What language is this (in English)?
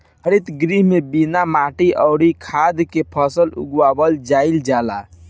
Bhojpuri